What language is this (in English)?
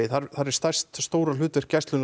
Icelandic